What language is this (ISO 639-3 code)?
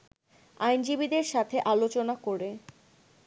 ben